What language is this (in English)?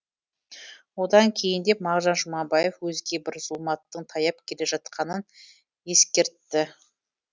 Kazakh